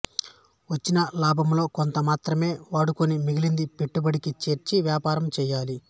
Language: Telugu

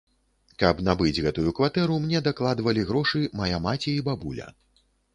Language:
Belarusian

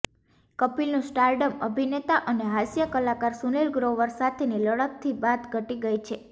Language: Gujarati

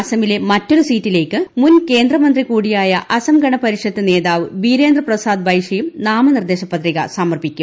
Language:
Malayalam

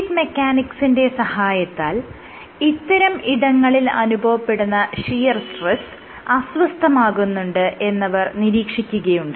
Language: Malayalam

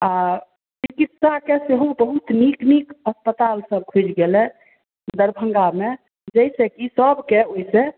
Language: Maithili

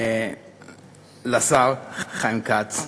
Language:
Hebrew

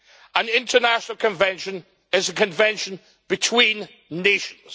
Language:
English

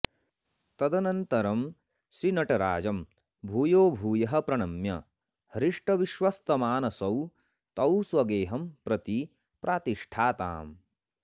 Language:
Sanskrit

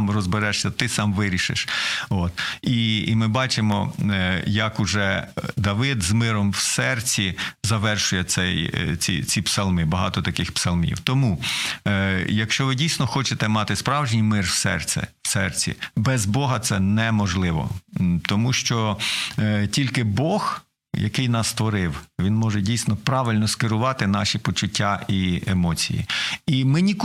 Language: Ukrainian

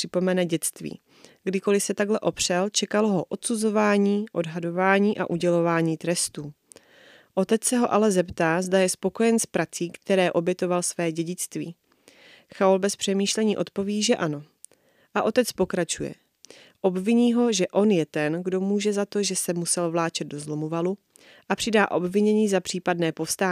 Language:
Czech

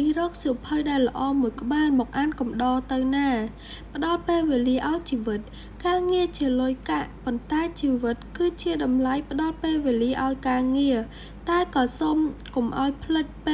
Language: Thai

